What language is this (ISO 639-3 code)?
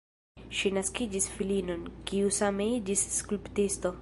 epo